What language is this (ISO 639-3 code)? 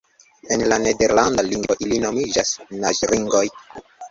epo